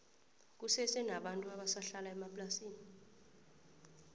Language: South Ndebele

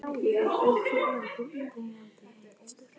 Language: Icelandic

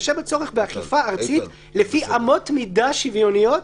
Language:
Hebrew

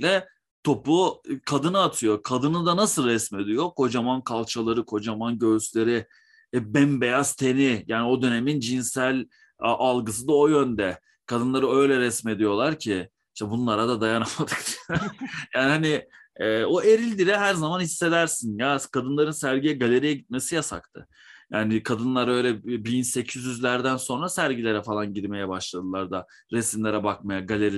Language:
Turkish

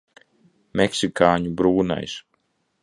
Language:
Latvian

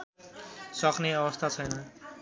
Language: Nepali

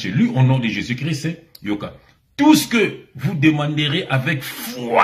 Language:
French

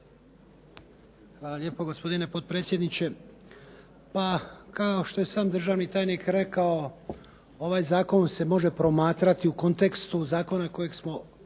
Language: Croatian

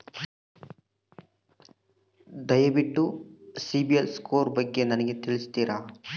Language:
Kannada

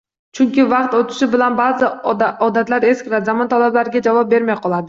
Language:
Uzbek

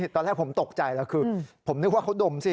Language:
Thai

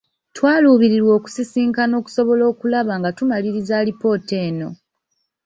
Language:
Ganda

